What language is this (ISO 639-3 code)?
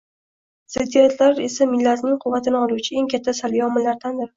uzb